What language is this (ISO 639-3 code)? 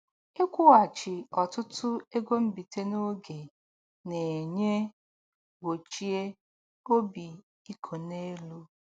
ibo